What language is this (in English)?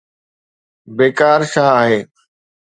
Sindhi